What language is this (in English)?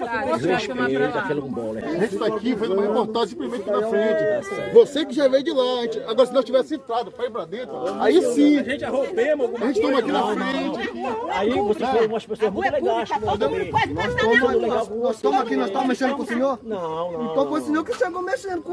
Portuguese